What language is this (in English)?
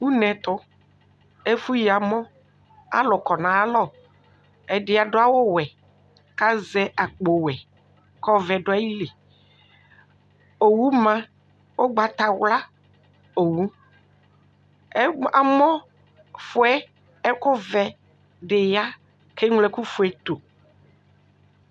Ikposo